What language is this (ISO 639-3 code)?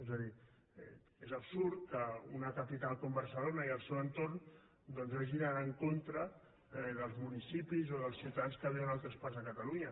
cat